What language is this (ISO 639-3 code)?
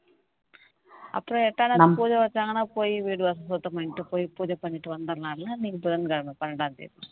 tam